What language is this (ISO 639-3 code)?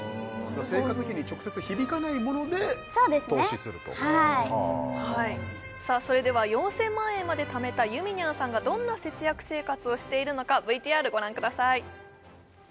jpn